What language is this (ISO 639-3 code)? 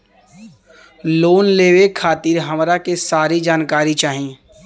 bho